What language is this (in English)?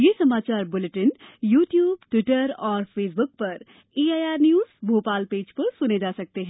Hindi